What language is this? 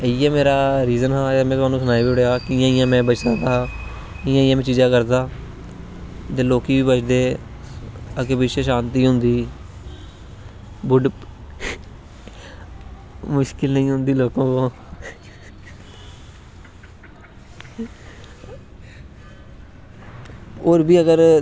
Dogri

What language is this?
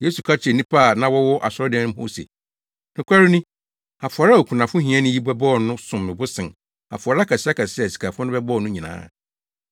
Akan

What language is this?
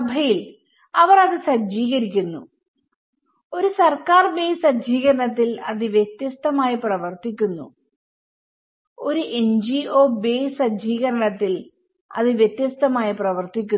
Malayalam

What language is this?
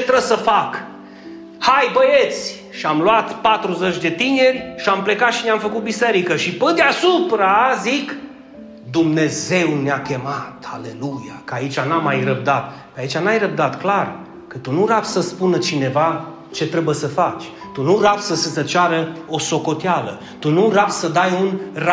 Romanian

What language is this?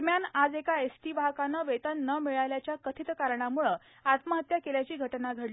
Marathi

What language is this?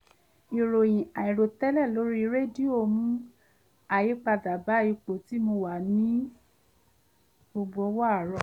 Yoruba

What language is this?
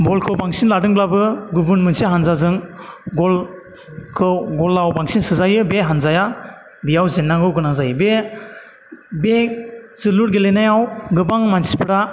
Bodo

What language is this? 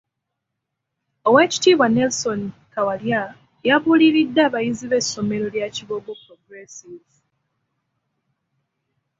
Ganda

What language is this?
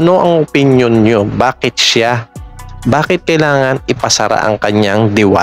Filipino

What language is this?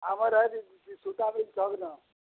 Odia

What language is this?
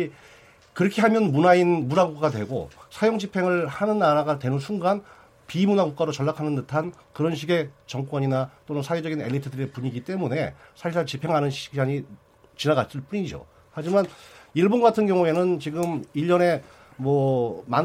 Korean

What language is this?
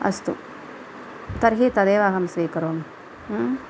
Sanskrit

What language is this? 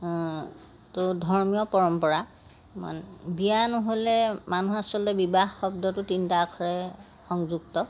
Assamese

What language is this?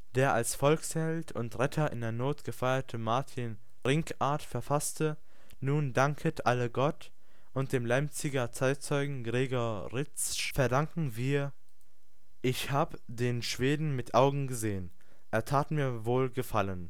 German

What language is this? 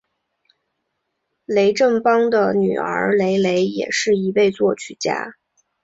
Chinese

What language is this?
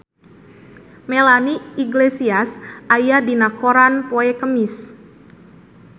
Sundanese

